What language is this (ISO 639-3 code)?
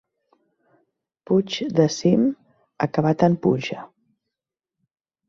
cat